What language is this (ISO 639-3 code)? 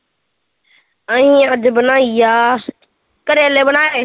pan